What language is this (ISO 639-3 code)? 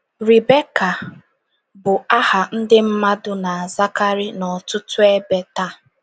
ibo